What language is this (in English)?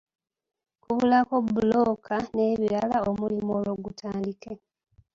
Ganda